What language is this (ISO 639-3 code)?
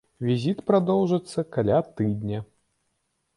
bel